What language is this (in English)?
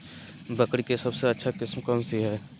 Magahi